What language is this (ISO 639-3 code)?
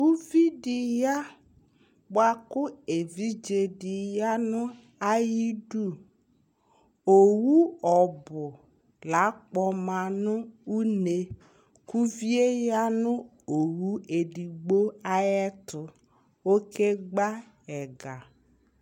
kpo